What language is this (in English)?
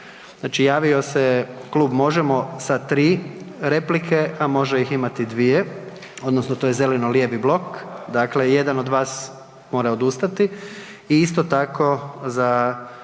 Croatian